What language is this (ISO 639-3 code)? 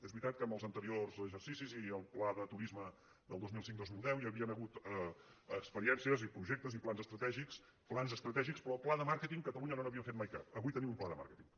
cat